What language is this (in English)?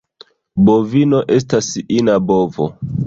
Esperanto